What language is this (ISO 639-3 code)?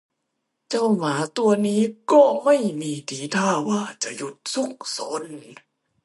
tha